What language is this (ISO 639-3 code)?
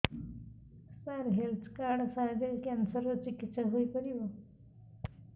ori